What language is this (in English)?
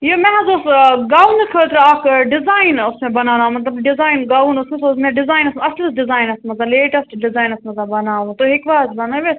Kashmiri